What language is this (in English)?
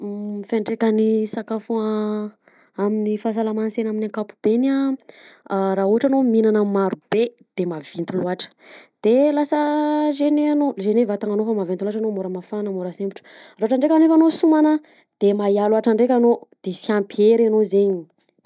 Southern Betsimisaraka Malagasy